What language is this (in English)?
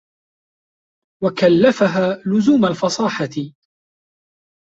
Arabic